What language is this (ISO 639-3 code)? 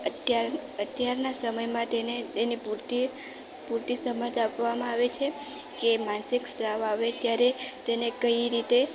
guj